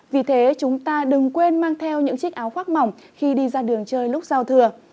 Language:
Vietnamese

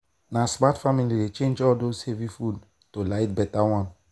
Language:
Nigerian Pidgin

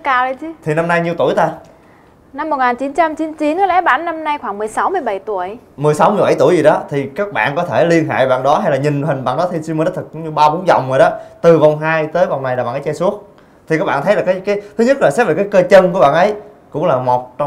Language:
Vietnamese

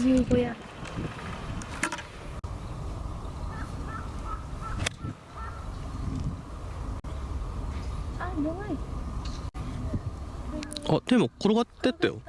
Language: Japanese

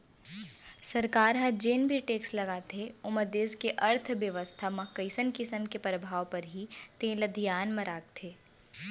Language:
Chhattisgarhi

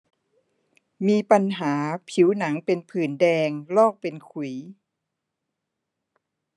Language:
Thai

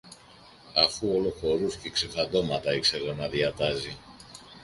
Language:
Greek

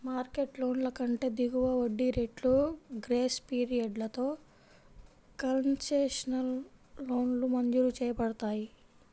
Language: Telugu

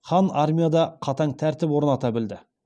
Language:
Kazakh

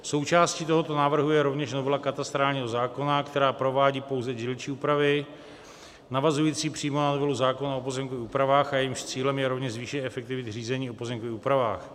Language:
Czech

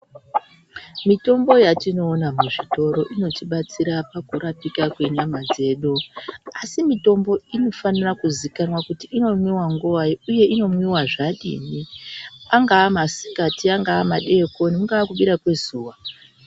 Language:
Ndau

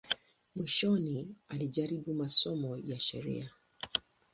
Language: Swahili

